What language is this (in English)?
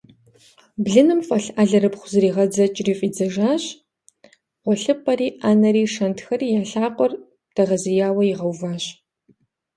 Kabardian